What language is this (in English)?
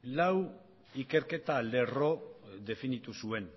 Basque